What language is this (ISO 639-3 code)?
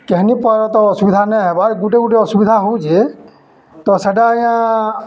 ori